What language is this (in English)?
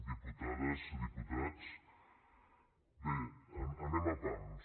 Catalan